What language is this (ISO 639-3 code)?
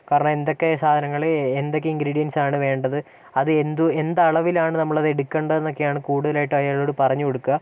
mal